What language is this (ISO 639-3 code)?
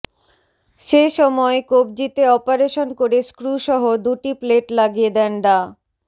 ben